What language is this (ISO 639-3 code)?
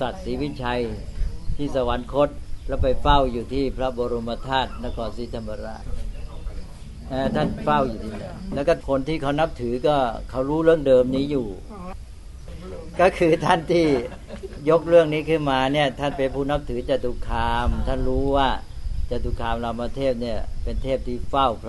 tha